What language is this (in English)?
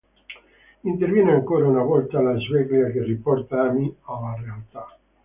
Italian